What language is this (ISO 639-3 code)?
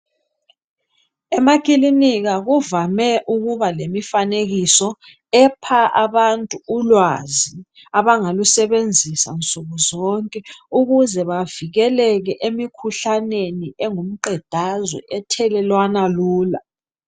nde